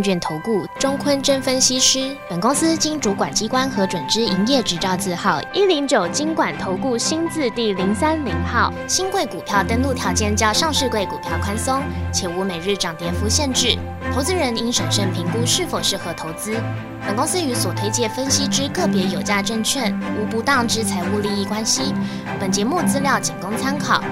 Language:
Chinese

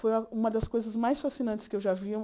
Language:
Portuguese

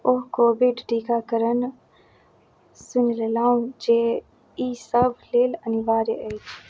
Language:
Maithili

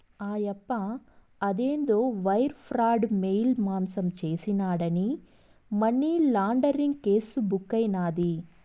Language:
Telugu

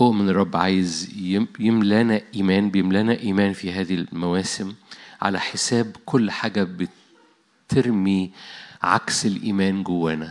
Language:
Arabic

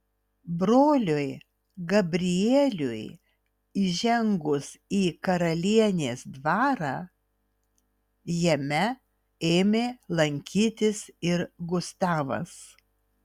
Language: Lithuanian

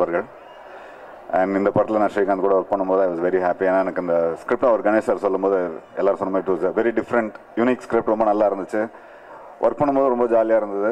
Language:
Dutch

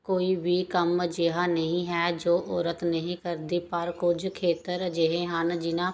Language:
Punjabi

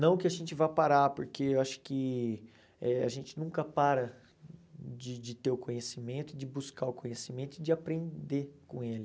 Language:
Portuguese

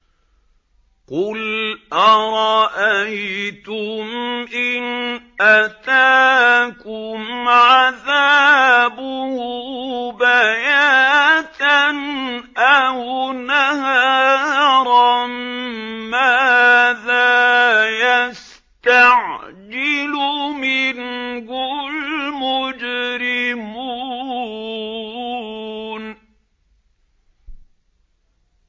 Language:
Arabic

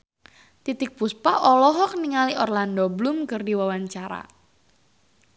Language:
Sundanese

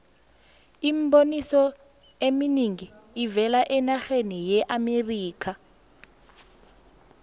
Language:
South Ndebele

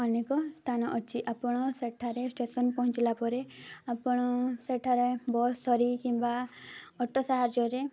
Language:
Odia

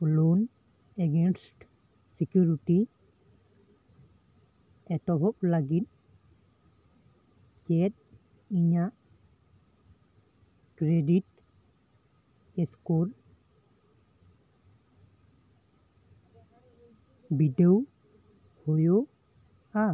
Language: Santali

